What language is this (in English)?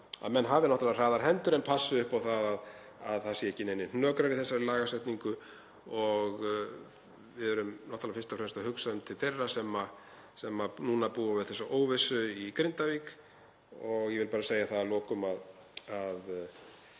Icelandic